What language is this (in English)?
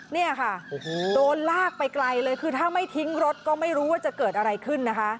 Thai